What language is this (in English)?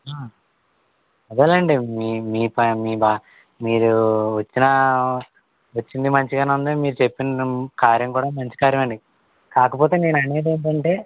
Telugu